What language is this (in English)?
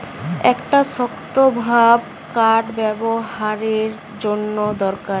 Bangla